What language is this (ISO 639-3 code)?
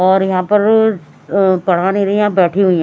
hin